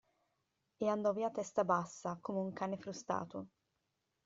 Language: Italian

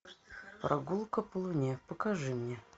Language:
Russian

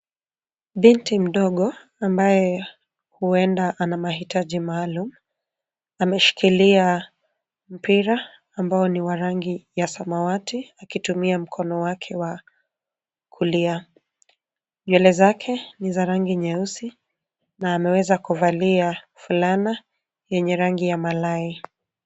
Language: Swahili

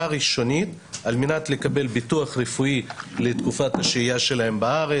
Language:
Hebrew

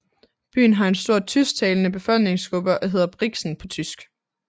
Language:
Danish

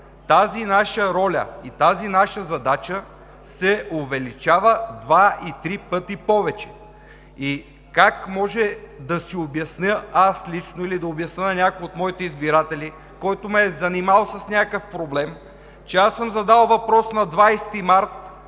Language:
Bulgarian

